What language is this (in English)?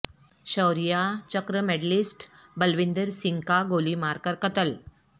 Urdu